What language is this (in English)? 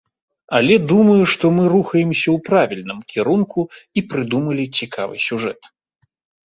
Belarusian